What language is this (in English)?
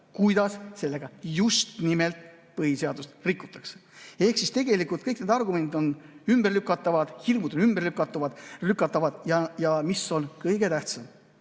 Estonian